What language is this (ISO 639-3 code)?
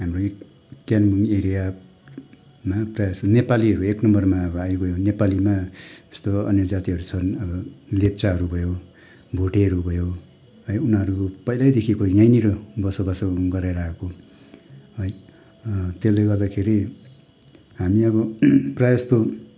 nep